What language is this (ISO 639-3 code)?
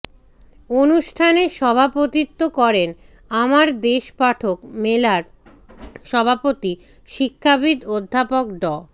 ben